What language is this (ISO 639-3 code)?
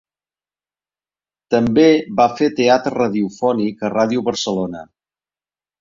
cat